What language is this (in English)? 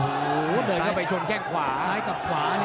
Thai